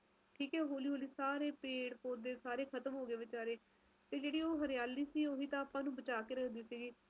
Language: Punjabi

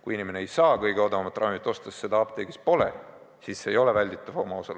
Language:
Estonian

